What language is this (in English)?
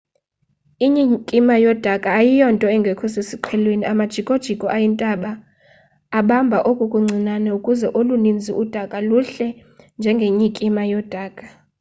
Xhosa